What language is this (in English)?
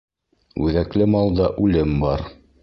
Bashkir